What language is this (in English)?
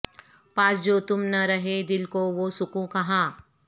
Urdu